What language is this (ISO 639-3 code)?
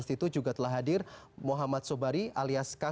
ind